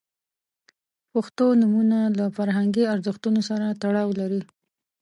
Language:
Pashto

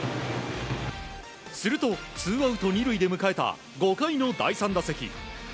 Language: Japanese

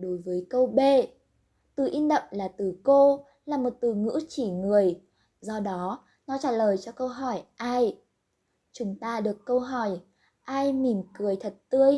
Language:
Vietnamese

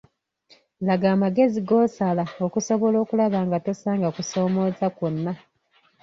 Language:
Ganda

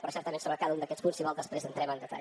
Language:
Catalan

